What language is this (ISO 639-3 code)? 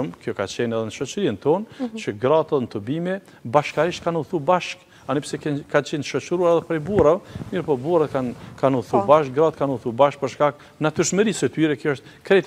ron